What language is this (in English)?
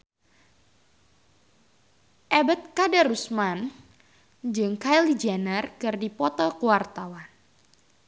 Sundanese